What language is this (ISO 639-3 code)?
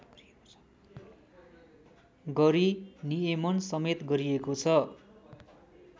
nep